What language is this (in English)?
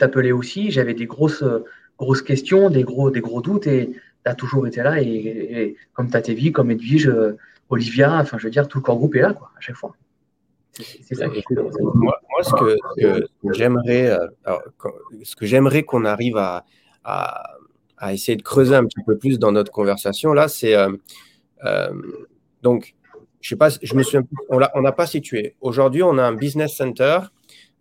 French